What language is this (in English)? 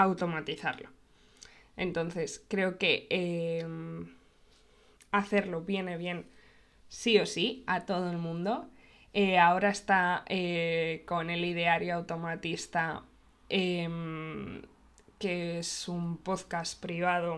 Spanish